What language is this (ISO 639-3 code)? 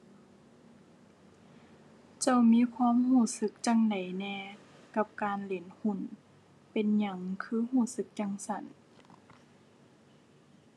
tha